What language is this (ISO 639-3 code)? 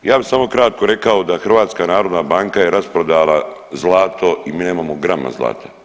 hrv